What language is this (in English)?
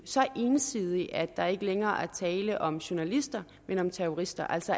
Danish